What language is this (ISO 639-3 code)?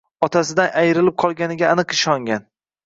uzb